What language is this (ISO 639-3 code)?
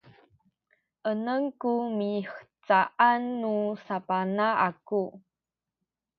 szy